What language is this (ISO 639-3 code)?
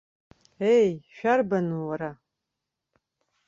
abk